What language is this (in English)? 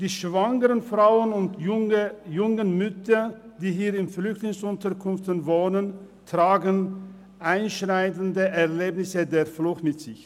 Swiss German